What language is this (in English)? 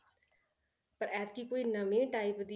Punjabi